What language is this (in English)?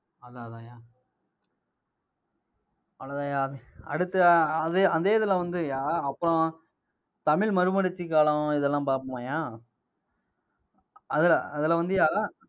Tamil